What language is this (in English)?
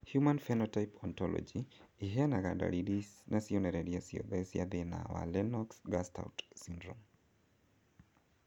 Kikuyu